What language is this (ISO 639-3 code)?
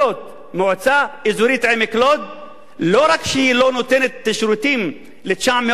heb